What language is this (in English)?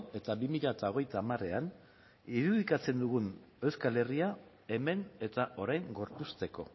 Basque